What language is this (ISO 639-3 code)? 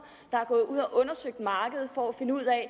dan